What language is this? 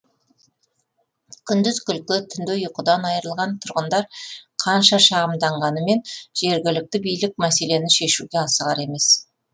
Kazakh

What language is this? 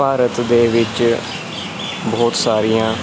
Punjabi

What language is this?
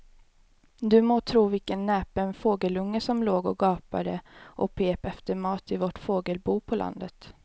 Swedish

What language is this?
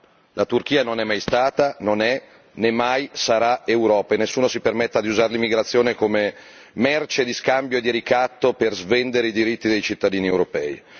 Italian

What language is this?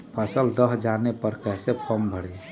Magahi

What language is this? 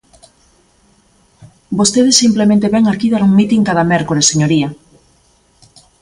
Galician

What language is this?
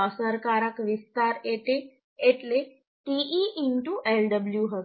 Gujarati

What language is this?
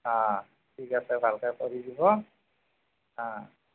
Assamese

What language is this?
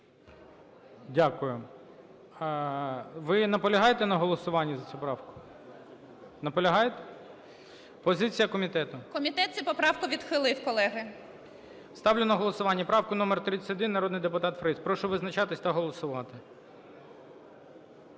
Ukrainian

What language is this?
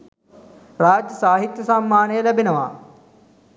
Sinhala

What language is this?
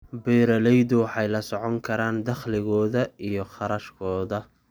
Somali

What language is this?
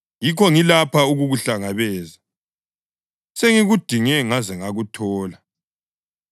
North Ndebele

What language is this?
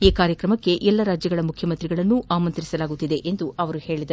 Kannada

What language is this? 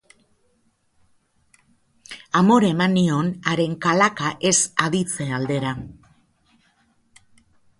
Basque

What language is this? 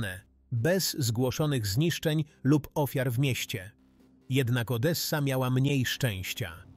Polish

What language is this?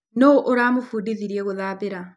Kikuyu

